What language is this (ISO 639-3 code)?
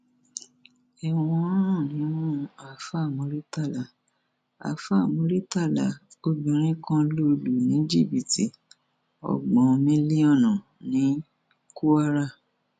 yor